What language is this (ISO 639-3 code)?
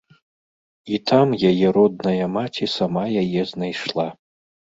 bel